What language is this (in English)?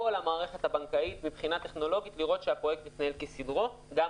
Hebrew